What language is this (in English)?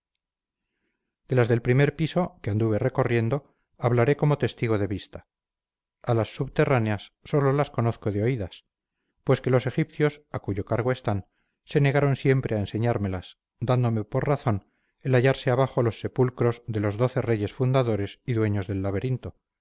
Spanish